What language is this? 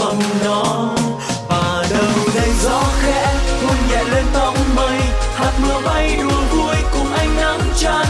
Vietnamese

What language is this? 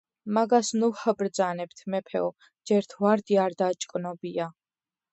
Georgian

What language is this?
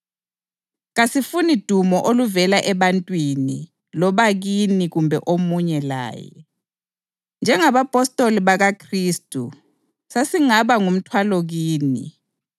North Ndebele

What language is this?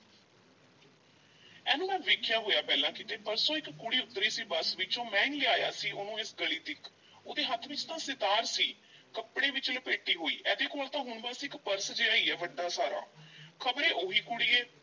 Punjabi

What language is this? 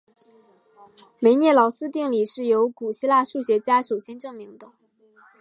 Chinese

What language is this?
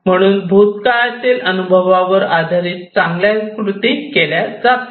Marathi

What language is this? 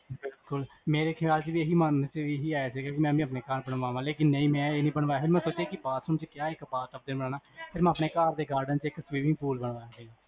Punjabi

